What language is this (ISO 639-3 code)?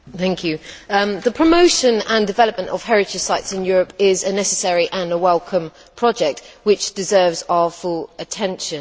eng